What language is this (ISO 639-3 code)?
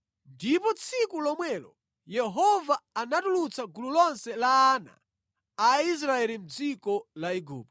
nya